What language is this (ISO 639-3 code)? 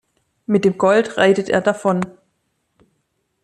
deu